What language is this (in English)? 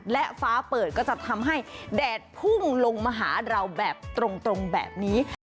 Thai